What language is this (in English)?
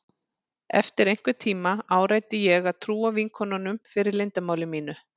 Icelandic